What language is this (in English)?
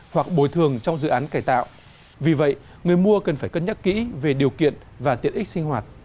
Vietnamese